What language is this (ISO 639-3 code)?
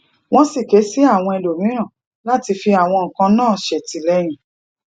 yor